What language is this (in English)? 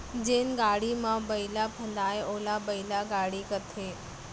Chhattisgarhi